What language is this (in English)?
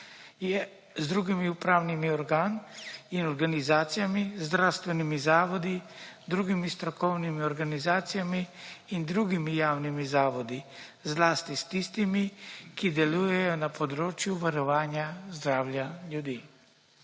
Slovenian